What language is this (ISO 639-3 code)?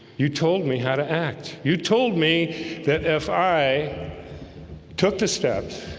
eng